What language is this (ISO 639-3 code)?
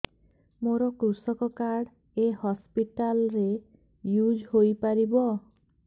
ori